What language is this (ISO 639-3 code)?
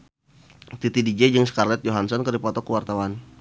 sun